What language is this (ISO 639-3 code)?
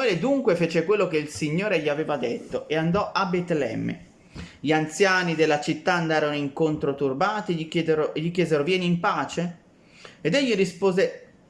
ita